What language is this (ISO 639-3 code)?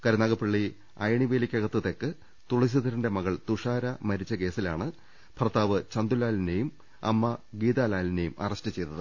mal